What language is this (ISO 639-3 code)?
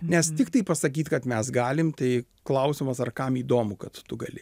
lit